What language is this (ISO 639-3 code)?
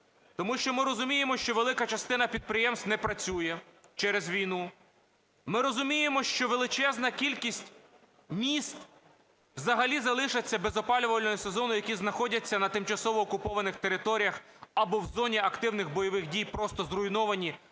ukr